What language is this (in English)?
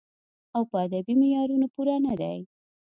Pashto